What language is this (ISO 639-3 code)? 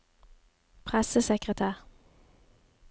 nor